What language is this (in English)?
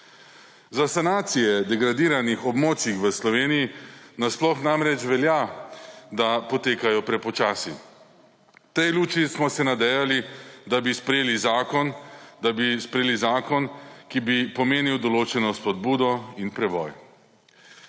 Slovenian